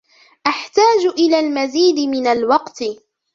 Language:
Arabic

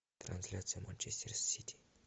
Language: Russian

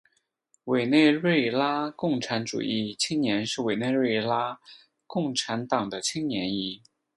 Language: Chinese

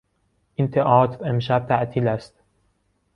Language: Persian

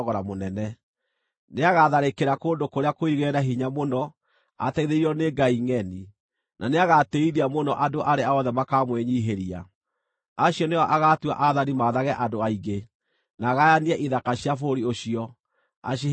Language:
Kikuyu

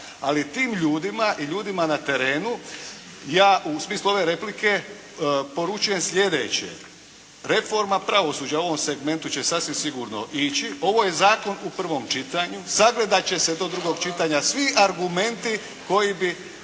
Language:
Croatian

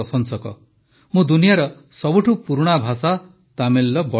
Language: Odia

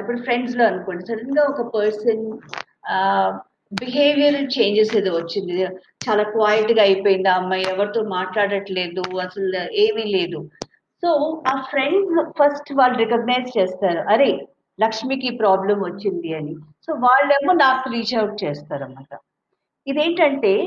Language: Telugu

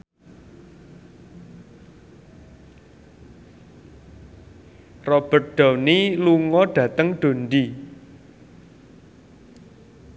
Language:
Javanese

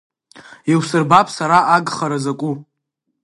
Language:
Abkhazian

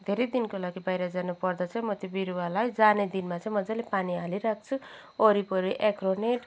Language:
Nepali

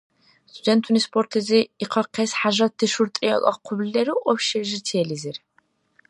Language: Dargwa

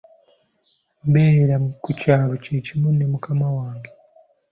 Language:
Ganda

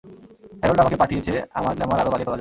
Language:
Bangla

